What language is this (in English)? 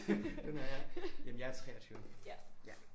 Danish